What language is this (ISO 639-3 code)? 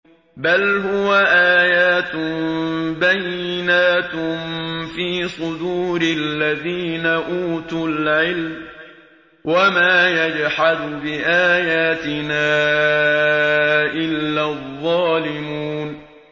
ara